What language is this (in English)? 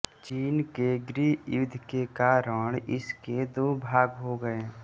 Hindi